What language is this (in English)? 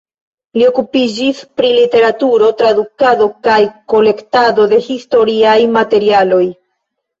Esperanto